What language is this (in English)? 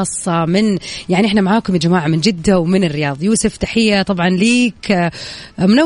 Arabic